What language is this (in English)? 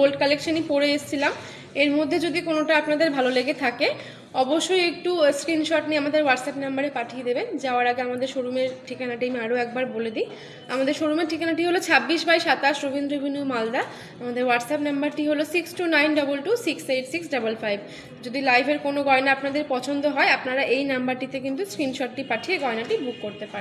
Bangla